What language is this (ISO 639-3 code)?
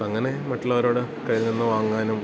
mal